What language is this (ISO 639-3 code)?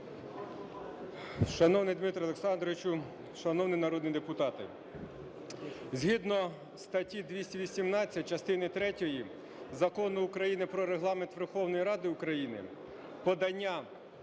ukr